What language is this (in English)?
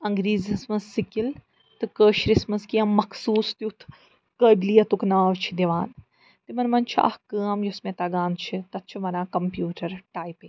Kashmiri